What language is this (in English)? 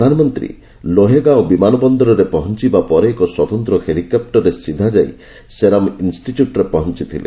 Odia